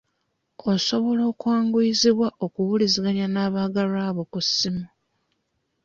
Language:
Ganda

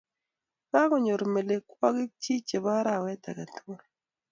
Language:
Kalenjin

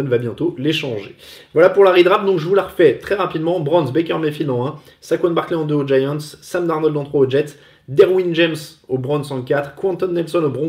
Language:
French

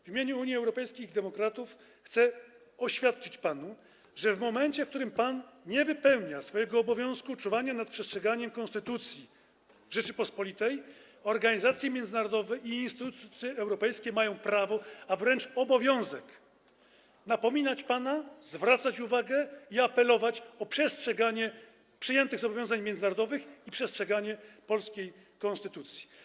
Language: Polish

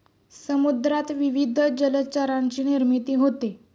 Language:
Marathi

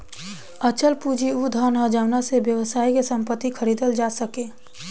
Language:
Bhojpuri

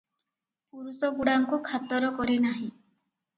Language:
Odia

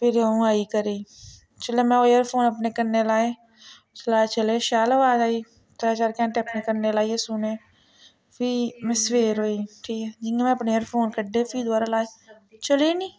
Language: Dogri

